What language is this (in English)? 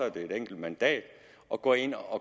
Danish